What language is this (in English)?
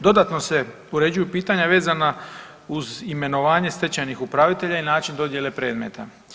Croatian